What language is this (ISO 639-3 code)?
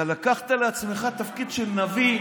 heb